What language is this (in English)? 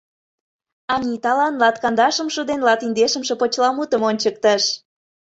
Mari